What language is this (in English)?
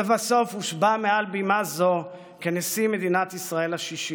Hebrew